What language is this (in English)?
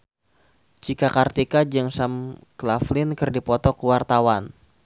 Sundanese